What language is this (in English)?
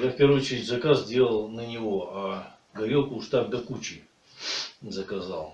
Russian